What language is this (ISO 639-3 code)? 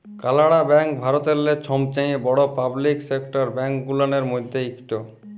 ben